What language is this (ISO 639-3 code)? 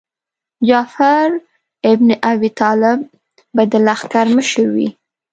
pus